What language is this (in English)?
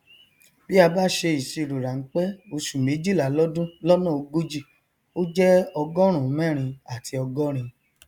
Yoruba